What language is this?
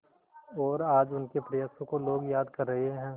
Hindi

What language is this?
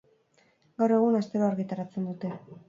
Basque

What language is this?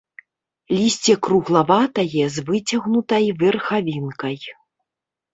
Belarusian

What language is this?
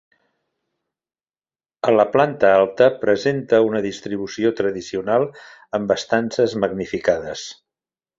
Catalan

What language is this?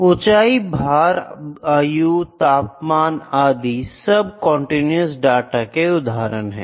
Hindi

